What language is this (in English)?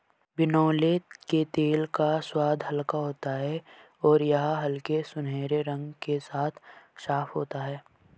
Hindi